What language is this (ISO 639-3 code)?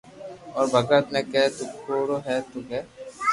lrk